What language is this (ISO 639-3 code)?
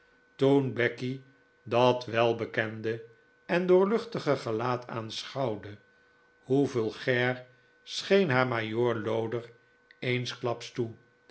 nld